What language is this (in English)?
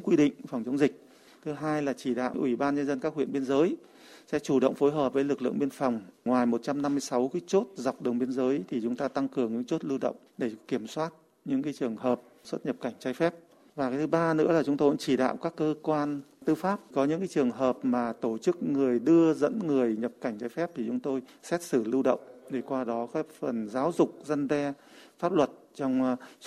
Vietnamese